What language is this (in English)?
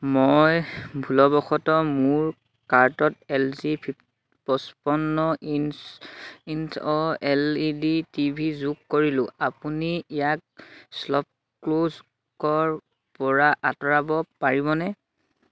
Assamese